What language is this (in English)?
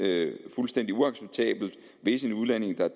Danish